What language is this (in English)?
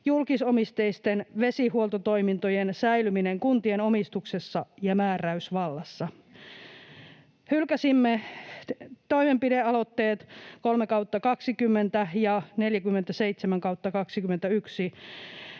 Finnish